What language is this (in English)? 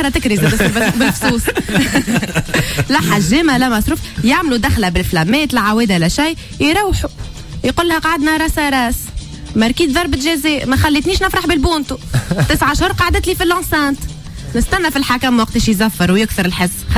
Arabic